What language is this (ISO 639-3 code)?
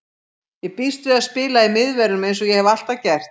isl